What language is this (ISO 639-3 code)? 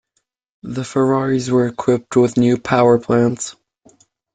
eng